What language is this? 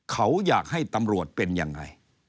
Thai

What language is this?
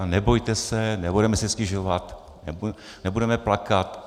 Czech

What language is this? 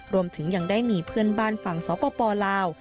Thai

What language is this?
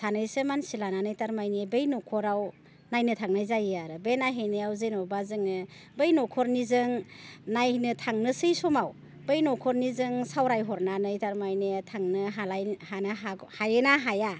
Bodo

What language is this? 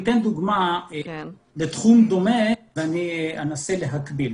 Hebrew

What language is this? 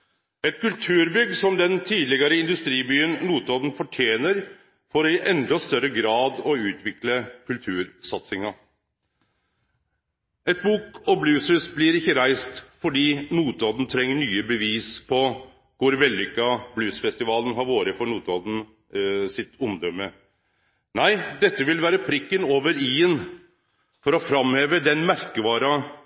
Norwegian Nynorsk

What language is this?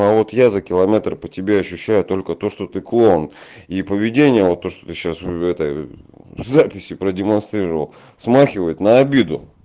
Russian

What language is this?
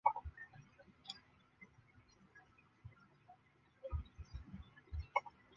Chinese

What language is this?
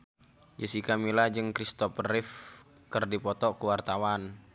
Sundanese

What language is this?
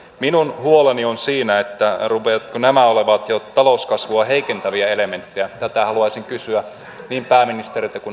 Finnish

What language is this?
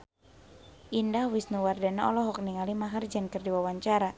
Sundanese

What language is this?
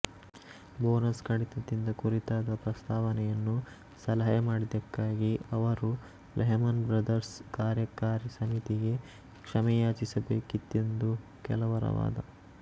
Kannada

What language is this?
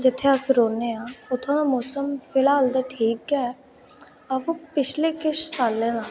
Dogri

